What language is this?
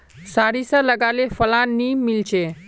Magahi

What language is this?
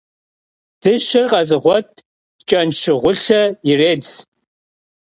Kabardian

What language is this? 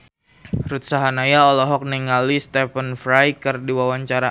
Sundanese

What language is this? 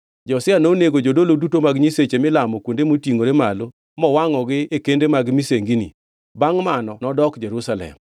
Luo (Kenya and Tanzania)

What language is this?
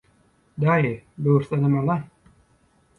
Turkmen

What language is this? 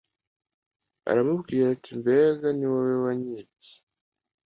Kinyarwanda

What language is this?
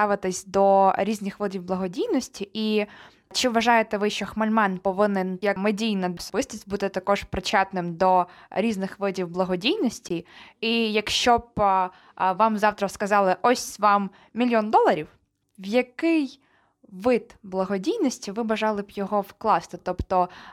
Ukrainian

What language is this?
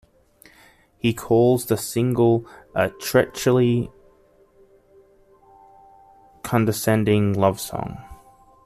English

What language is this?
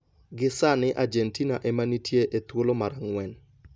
Luo (Kenya and Tanzania)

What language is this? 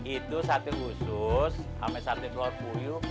Indonesian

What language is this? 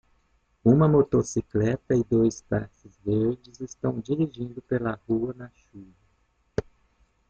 Portuguese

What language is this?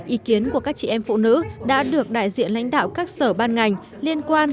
Vietnamese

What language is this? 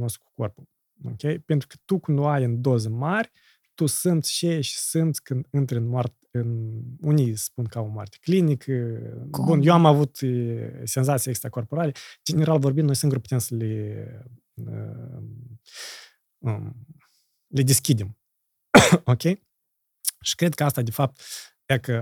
Romanian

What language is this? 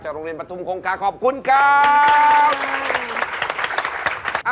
Thai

